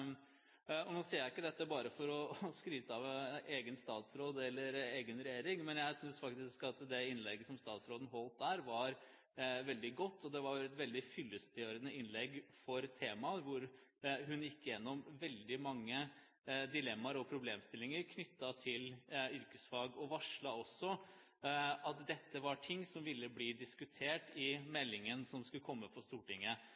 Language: Norwegian Bokmål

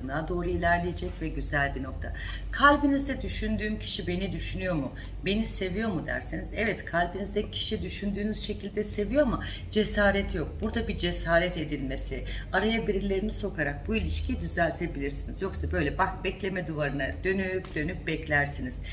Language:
Turkish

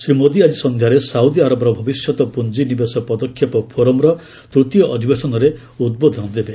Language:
Odia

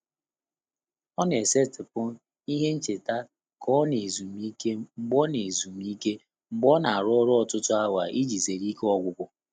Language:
Igbo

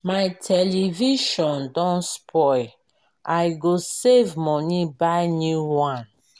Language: Nigerian Pidgin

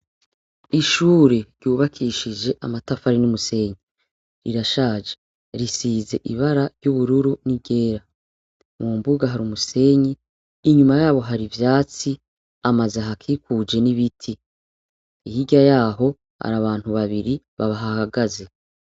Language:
Rundi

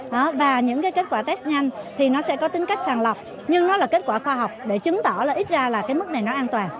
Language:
Vietnamese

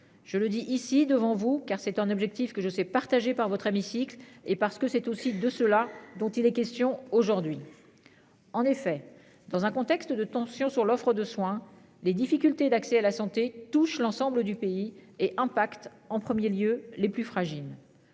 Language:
French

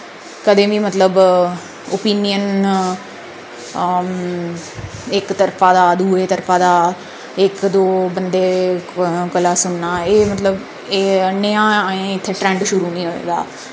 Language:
Dogri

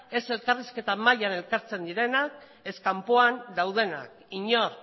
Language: Basque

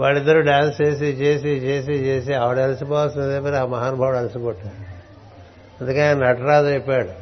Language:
Telugu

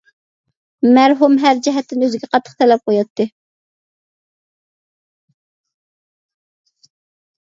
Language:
Uyghur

